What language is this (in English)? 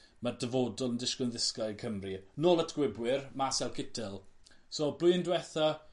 Welsh